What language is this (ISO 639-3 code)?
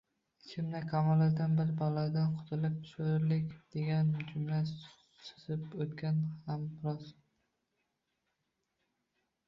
uzb